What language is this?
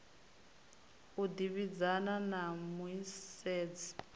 Venda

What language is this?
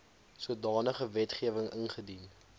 Afrikaans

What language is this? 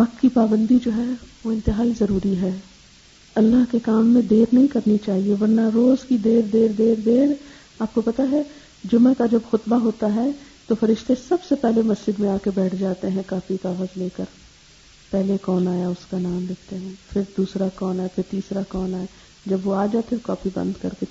Urdu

